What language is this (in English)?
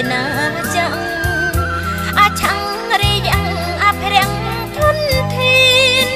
Thai